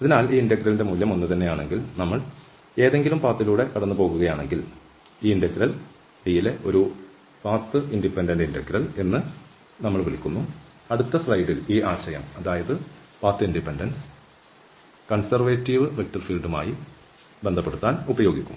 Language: Malayalam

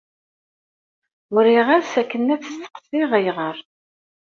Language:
Kabyle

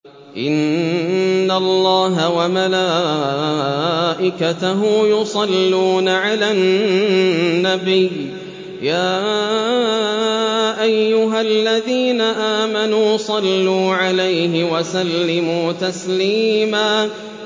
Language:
Arabic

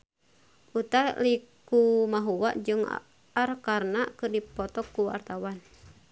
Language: Sundanese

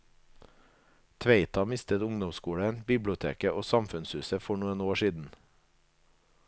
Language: Norwegian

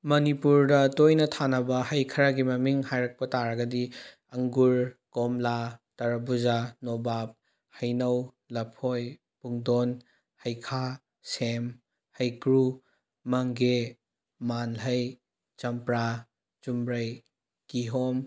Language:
Manipuri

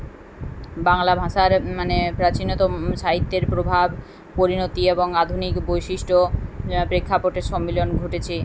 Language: Bangla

